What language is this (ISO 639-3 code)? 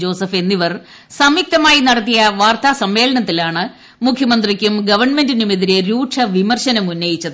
mal